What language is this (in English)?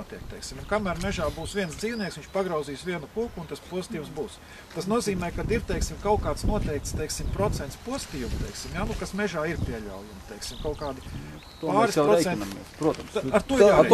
Latvian